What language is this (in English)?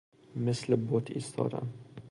Persian